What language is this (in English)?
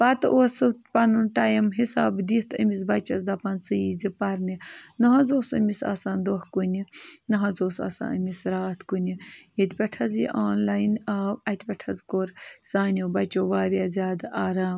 Kashmiri